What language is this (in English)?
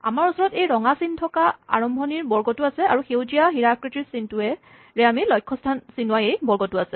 Assamese